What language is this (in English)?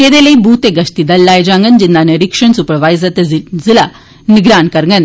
Dogri